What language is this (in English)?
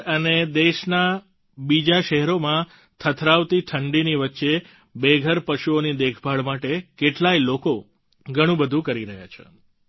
Gujarati